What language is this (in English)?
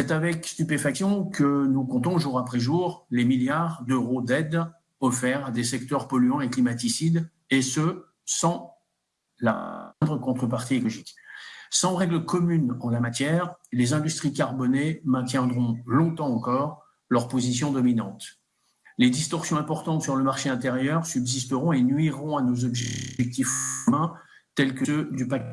French